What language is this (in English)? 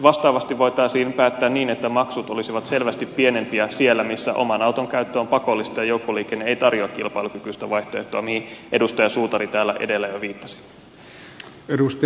Finnish